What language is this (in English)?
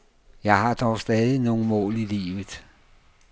Danish